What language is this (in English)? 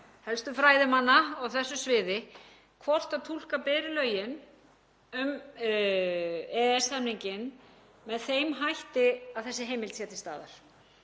Icelandic